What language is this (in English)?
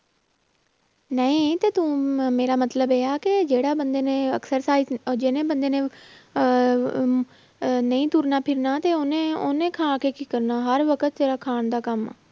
Punjabi